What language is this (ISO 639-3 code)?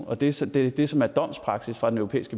dan